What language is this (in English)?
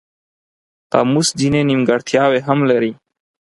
Pashto